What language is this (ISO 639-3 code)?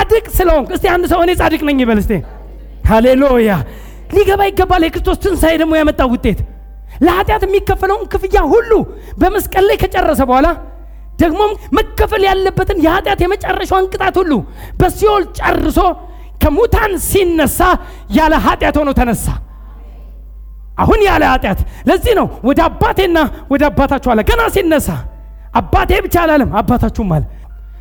amh